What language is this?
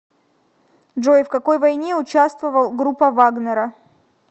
Russian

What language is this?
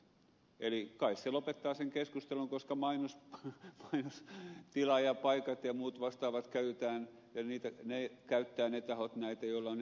Finnish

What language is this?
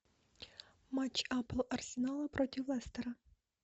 Russian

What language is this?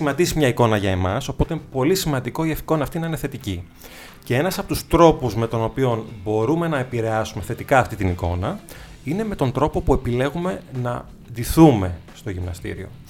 Greek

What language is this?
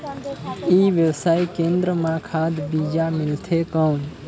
Chhattisgarhi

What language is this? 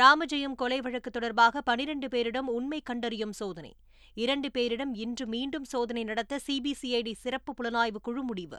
Tamil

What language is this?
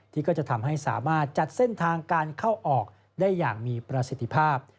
Thai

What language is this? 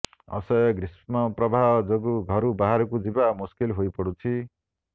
Odia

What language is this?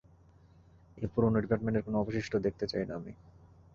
Bangla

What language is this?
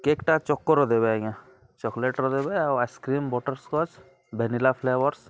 Odia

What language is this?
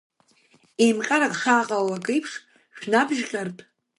Abkhazian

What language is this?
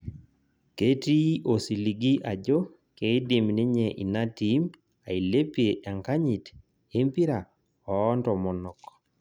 Masai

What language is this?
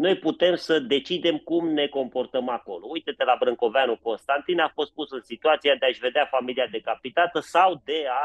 Romanian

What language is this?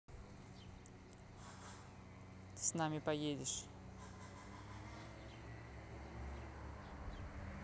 Russian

